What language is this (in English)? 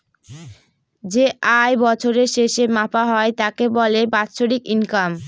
Bangla